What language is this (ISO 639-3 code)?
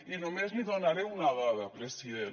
cat